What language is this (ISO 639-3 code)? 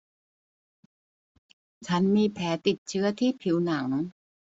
tha